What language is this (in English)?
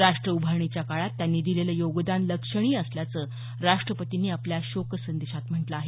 Marathi